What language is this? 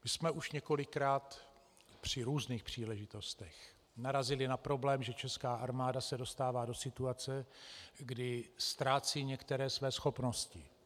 Czech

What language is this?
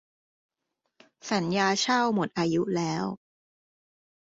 Thai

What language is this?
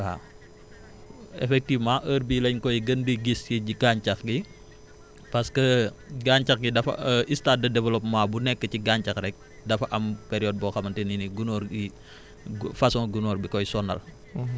Wolof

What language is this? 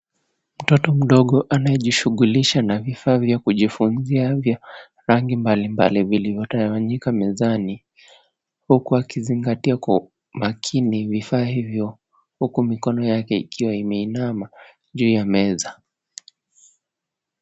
Swahili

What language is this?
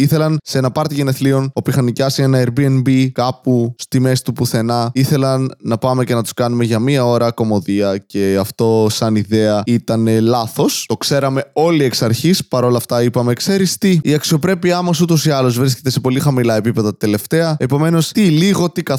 Greek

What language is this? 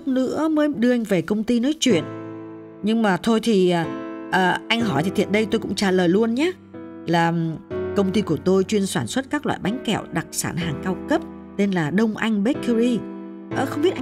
Vietnamese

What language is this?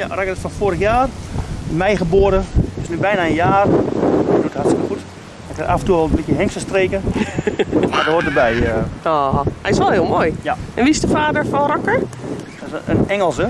Dutch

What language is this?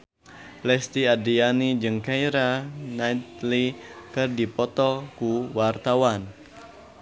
Sundanese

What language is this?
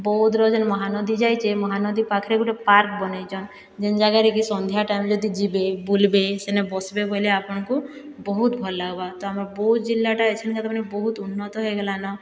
Odia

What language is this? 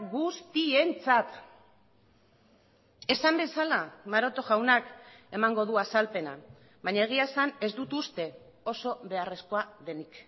Basque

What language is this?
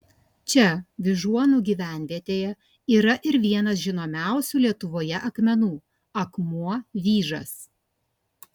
Lithuanian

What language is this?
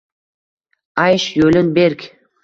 Uzbek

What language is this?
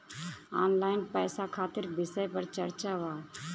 Bhojpuri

